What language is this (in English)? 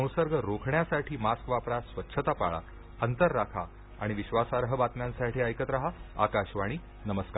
Marathi